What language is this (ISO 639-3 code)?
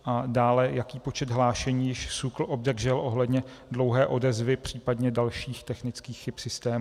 ces